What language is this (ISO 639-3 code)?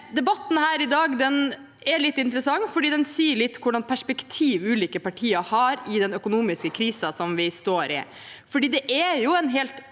nor